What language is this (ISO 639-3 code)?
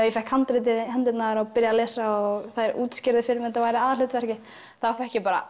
isl